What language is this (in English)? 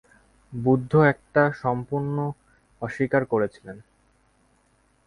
Bangla